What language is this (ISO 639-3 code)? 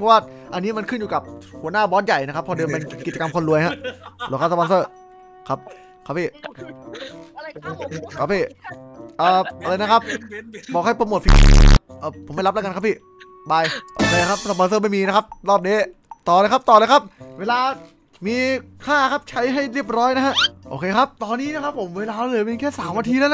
tha